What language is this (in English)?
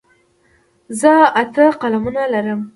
Pashto